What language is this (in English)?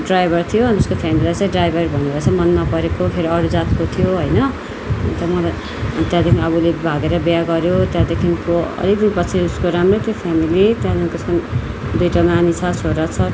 Nepali